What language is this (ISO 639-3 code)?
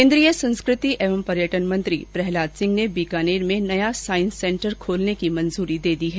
hin